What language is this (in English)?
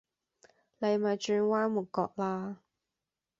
Cantonese